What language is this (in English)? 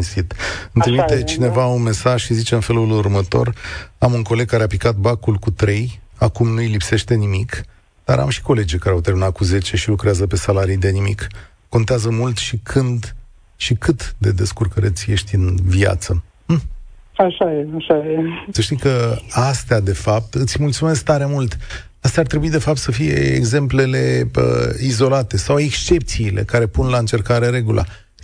Romanian